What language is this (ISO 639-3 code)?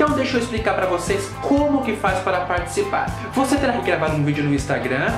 por